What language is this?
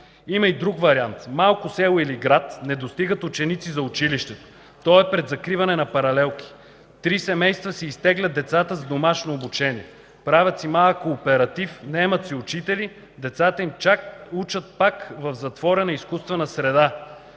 Bulgarian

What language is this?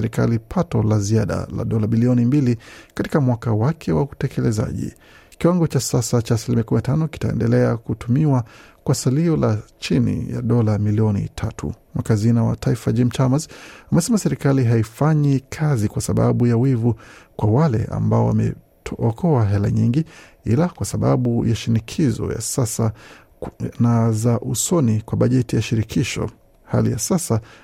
Swahili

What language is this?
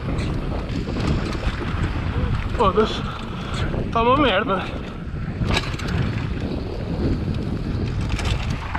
Portuguese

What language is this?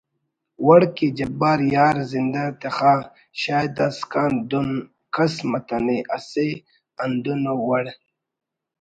Brahui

